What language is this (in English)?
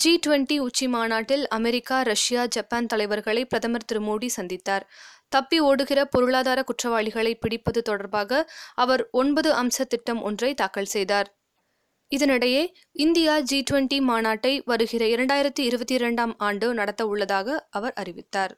Tamil